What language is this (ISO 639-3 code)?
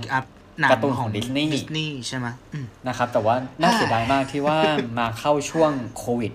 tha